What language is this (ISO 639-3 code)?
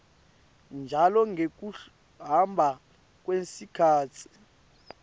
ssw